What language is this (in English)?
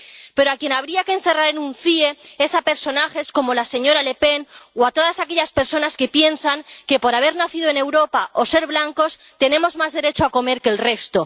Spanish